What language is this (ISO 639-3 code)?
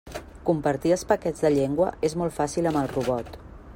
cat